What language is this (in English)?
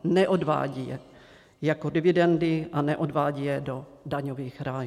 Czech